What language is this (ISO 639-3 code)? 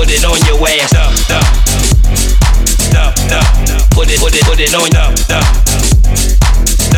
eng